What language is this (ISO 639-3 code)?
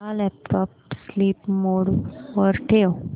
mar